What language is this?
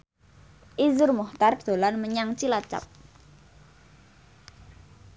Javanese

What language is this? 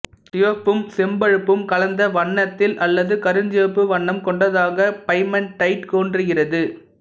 Tamil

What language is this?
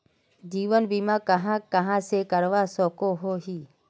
Magahi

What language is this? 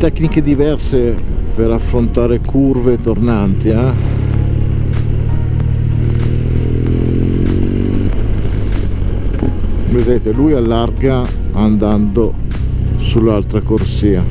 Italian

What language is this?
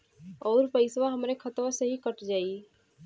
Bhojpuri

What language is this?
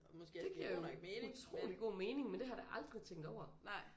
Danish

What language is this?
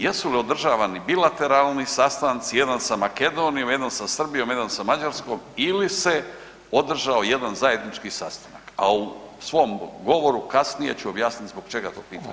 Croatian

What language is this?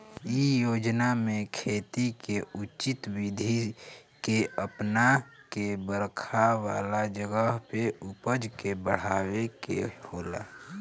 Bhojpuri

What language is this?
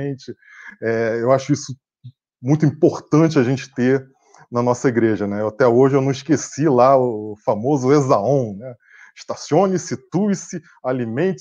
Portuguese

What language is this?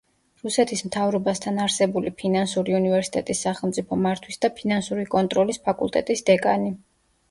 Georgian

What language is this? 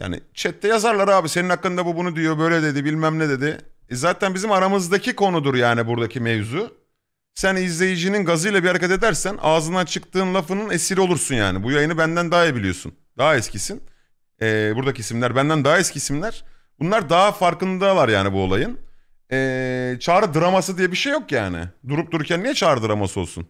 Turkish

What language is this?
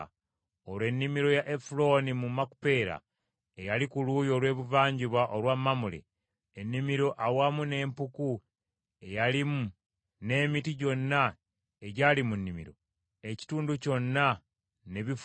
Ganda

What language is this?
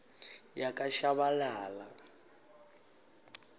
Swati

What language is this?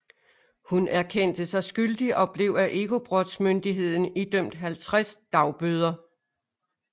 Danish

